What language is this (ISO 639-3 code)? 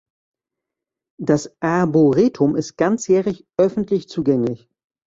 deu